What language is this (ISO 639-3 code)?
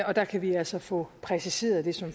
dan